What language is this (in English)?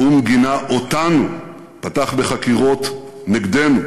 Hebrew